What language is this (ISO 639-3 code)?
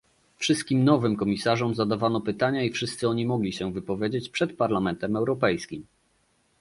pol